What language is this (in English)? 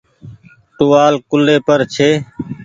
Goaria